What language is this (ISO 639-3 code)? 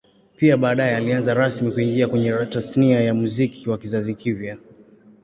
swa